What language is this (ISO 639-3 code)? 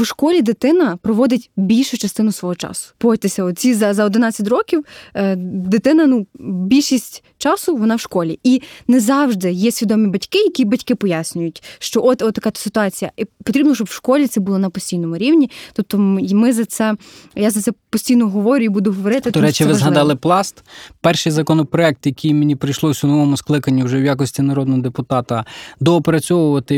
ukr